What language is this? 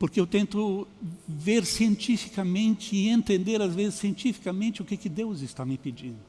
Portuguese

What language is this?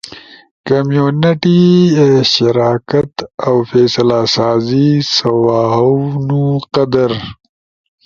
Ushojo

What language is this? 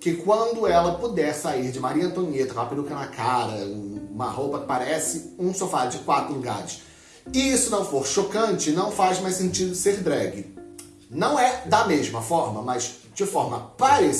Portuguese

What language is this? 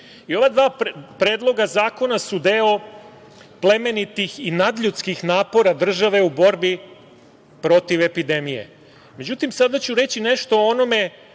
Serbian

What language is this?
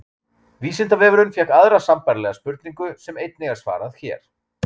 Icelandic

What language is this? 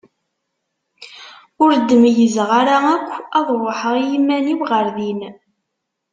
Kabyle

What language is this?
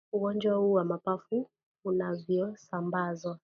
Swahili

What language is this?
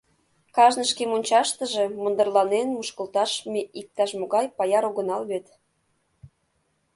Mari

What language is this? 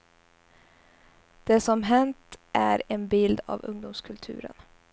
Swedish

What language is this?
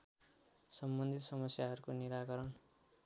Nepali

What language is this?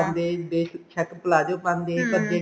Punjabi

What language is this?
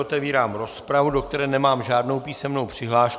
Czech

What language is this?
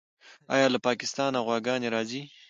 Pashto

